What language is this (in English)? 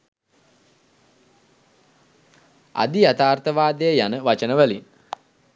Sinhala